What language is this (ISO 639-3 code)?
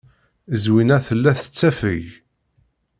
kab